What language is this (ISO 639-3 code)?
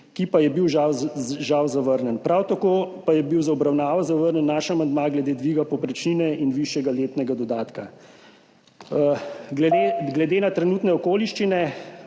slv